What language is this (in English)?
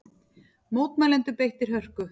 Icelandic